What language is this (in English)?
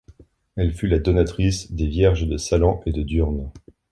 French